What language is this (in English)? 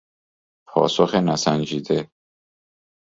Persian